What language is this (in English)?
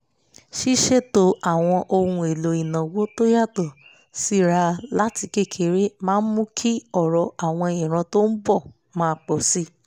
Yoruba